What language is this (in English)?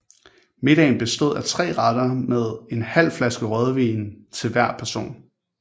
Danish